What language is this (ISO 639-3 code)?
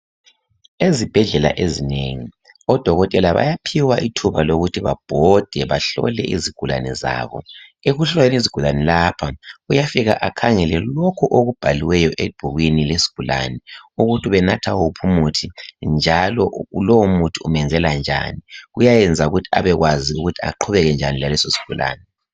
nde